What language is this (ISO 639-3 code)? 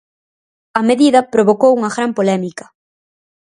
glg